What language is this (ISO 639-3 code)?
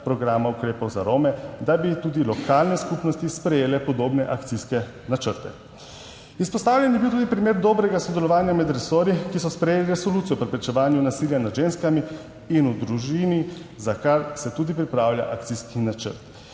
slv